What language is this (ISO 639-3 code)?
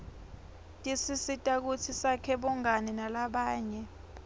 ssw